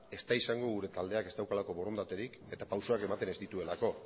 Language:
Basque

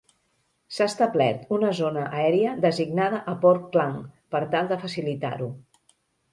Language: Catalan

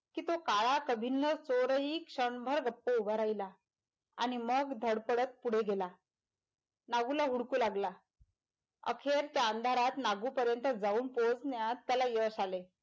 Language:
Marathi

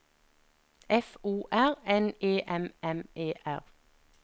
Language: Norwegian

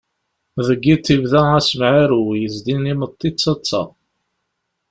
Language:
Kabyle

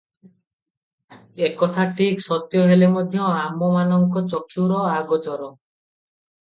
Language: Odia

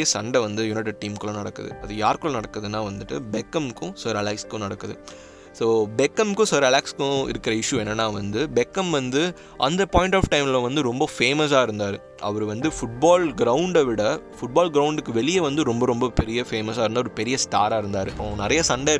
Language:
Tamil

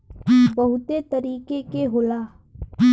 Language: Bhojpuri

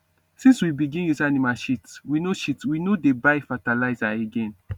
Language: Nigerian Pidgin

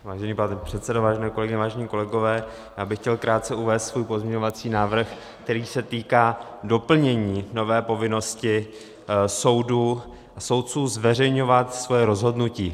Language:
Czech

